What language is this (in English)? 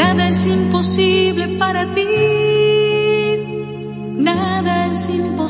Slovak